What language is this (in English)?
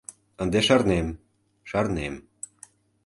Mari